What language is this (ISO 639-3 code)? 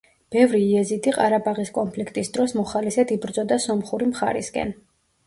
kat